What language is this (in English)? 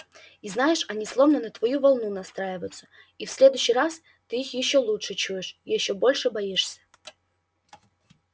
Russian